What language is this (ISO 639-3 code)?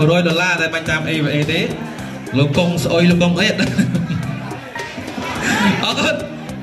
tha